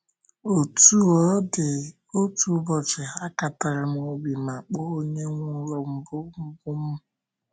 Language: Igbo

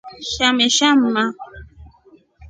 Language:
Rombo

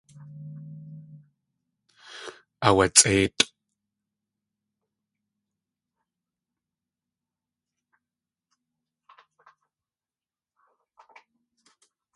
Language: Tlingit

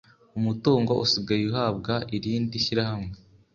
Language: Kinyarwanda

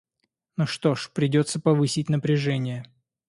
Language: Russian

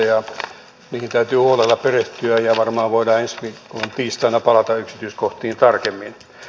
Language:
Finnish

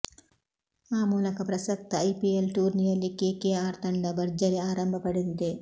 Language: Kannada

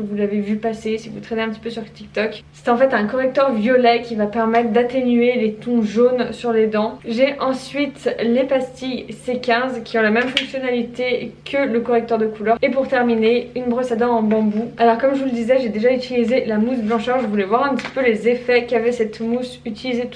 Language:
French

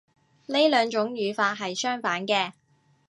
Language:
Cantonese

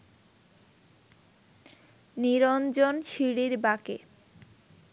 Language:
Bangla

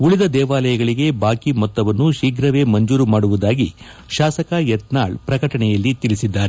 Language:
Kannada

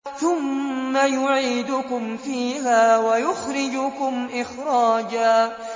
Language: Arabic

